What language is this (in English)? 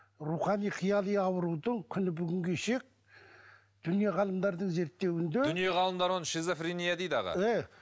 Kazakh